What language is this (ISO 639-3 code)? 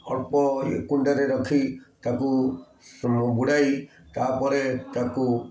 ori